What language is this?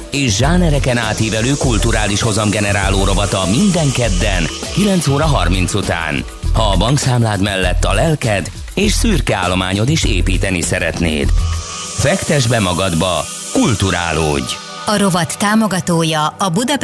Hungarian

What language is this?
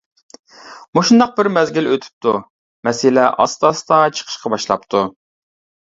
Uyghur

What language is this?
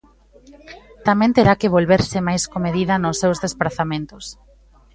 Galician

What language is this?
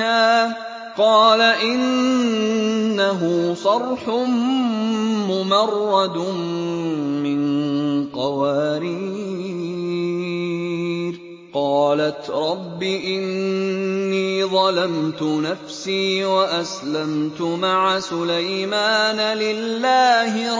Arabic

